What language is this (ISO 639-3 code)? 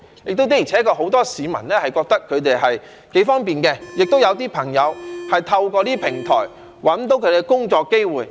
yue